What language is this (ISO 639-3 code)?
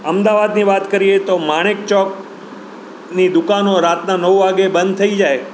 guj